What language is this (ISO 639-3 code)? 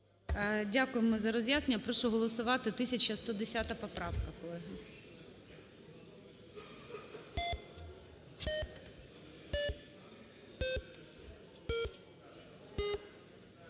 ukr